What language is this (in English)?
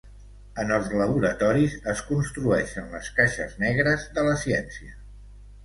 Catalan